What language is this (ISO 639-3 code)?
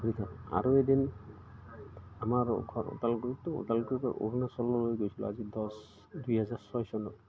asm